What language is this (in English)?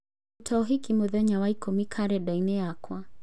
Kikuyu